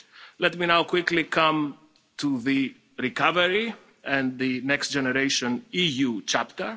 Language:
English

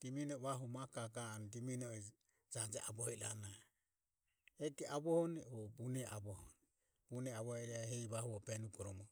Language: Ömie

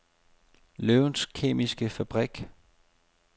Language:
Danish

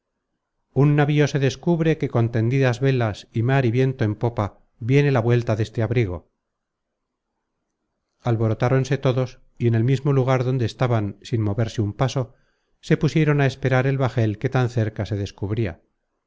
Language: Spanish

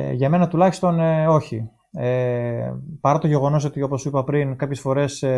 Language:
Greek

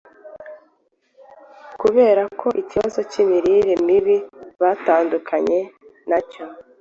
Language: Kinyarwanda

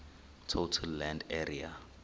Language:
Xhosa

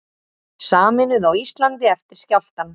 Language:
Icelandic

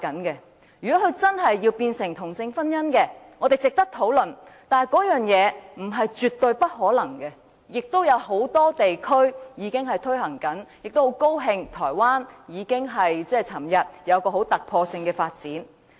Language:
Cantonese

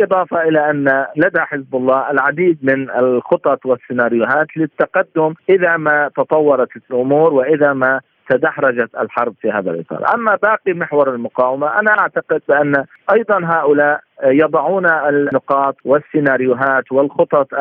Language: Arabic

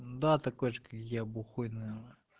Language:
Russian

